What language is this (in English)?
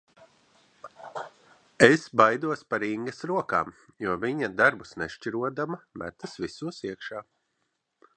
Latvian